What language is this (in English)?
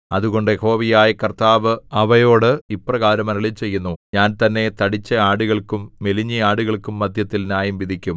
Malayalam